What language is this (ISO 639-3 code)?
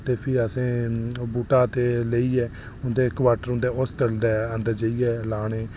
doi